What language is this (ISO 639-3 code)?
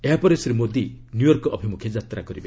ori